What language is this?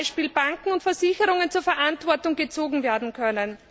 German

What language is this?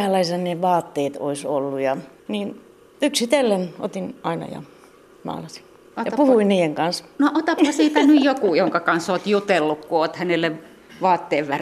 Finnish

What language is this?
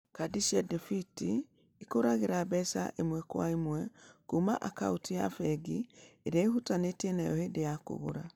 Kikuyu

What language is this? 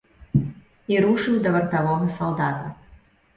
Belarusian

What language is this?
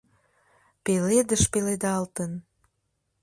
Mari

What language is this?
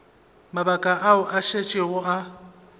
Northern Sotho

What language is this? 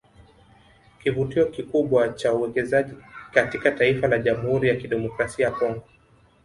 Swahili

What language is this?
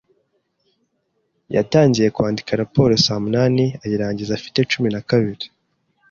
Kinyarwanda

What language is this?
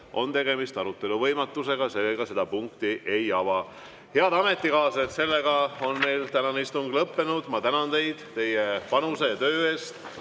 Estonian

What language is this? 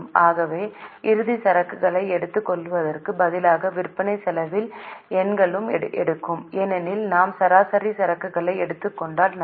Tamil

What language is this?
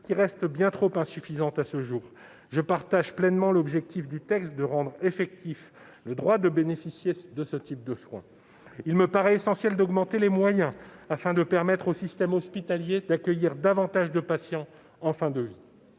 French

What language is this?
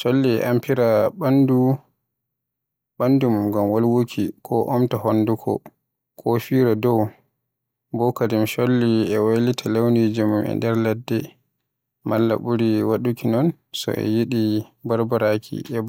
Western Niger Fulfulde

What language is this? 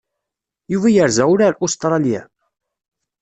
Kabyle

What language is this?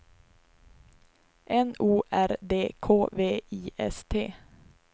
Swedish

